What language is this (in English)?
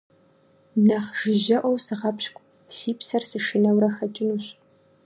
Kabardian